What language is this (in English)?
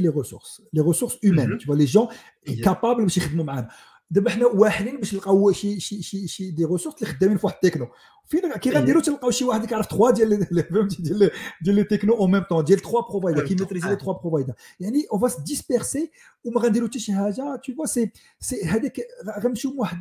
Arabic